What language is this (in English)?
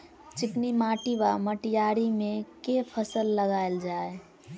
Maithili